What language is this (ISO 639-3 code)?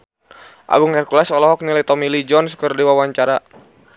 sun